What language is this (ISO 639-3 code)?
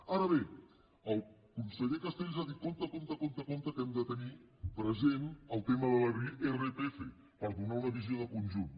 cat